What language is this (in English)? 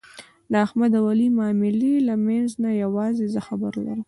Pashto